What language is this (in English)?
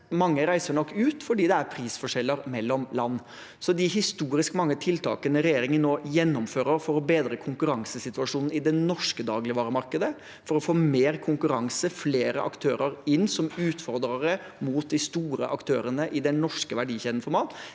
Norwegian